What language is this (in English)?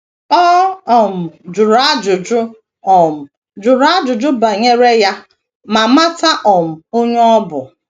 Igbo